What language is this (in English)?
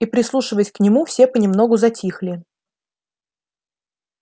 Russian